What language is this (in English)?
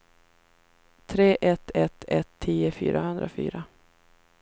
Swedish